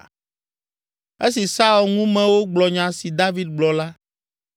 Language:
Ewe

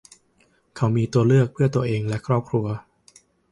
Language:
Thai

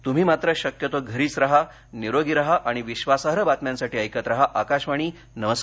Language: Marathi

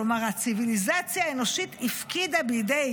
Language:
Hebrew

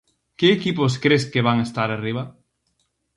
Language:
Galician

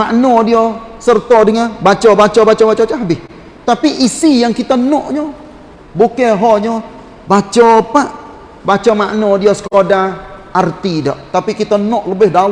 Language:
Malay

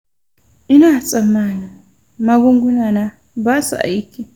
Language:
Hausa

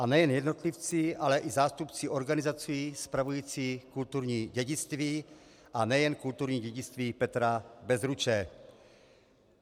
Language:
Czech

